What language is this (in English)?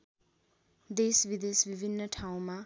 Nepali